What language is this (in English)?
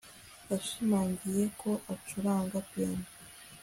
Kinyarwanda